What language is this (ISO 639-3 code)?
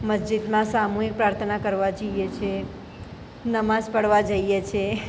guj